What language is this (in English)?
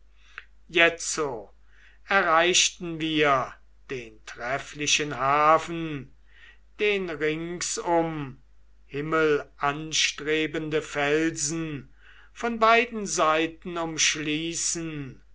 German